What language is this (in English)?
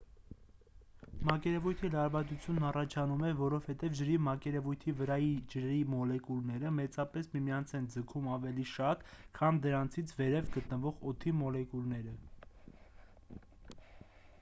Armenian